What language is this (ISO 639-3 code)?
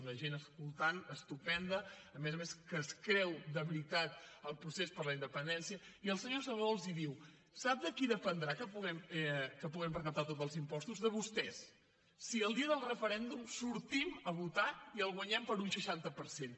cat